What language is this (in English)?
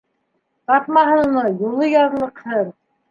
Bashkir